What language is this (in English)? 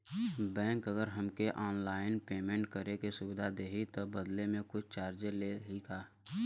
Bhojpuri